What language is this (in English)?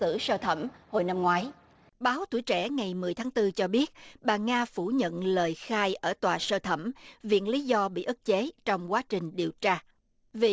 Vietnamese